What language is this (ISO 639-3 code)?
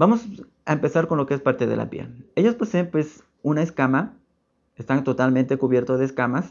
spa